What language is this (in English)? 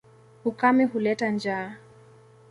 Swahili